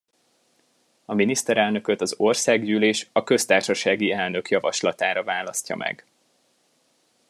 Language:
Hungarian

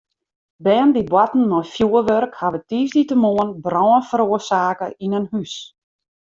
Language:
Western Frisian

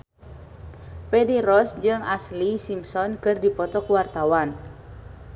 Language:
Sundanese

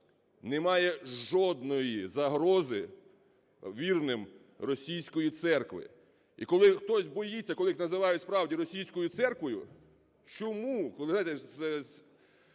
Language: Ukrainian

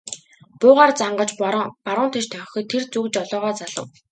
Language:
Mongolian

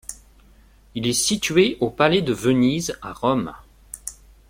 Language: French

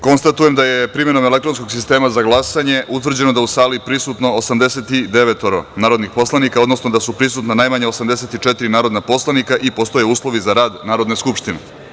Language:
Serbian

